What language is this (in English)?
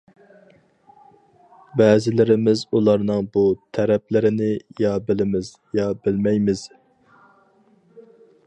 Uyghur